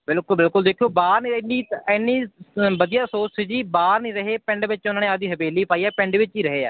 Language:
Punjabi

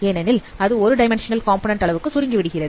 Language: Tamil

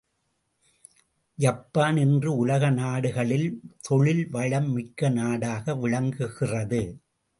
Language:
Tamil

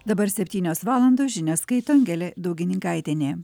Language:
Lithuanian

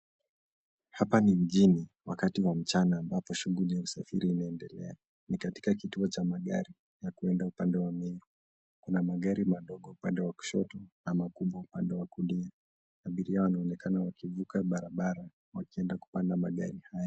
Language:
Swahili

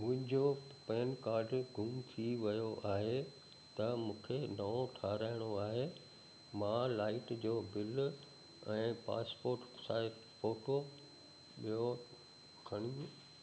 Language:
Sindhi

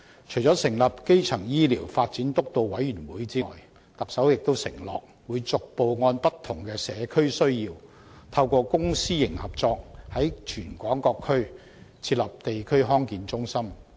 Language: Cantonese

